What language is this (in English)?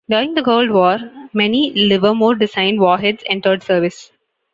English